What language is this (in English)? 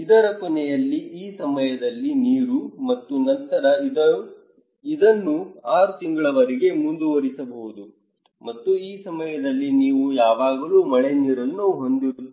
Kannada